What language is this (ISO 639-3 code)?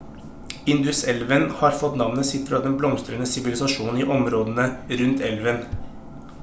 nob